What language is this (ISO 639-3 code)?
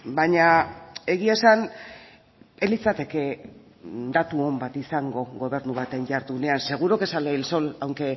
eus